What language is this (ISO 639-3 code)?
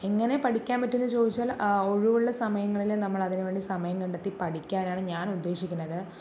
mal